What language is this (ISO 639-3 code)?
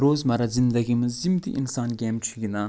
kas